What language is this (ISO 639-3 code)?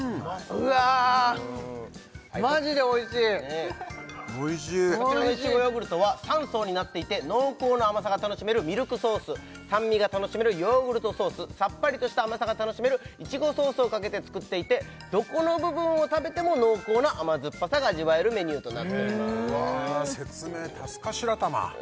jpn